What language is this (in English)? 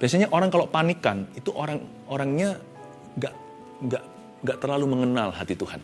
Indonesian